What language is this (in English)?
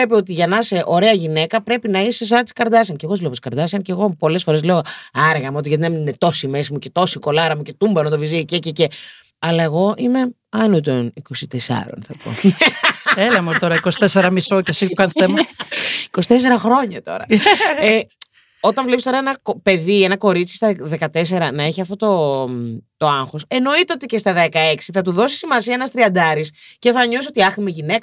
Greek